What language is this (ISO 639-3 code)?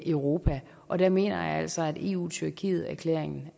dan